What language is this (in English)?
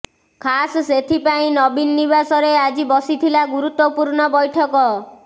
Odia